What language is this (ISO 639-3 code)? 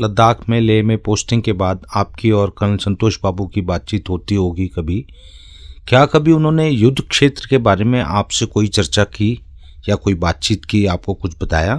hin